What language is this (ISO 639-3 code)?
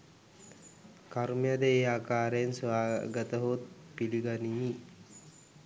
sin